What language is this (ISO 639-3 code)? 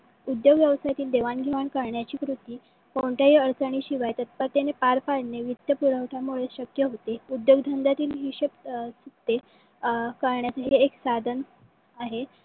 mar